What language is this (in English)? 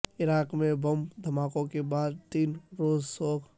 Urdu